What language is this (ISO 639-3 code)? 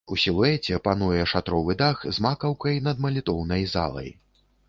bel